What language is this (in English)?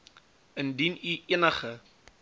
Afrikaans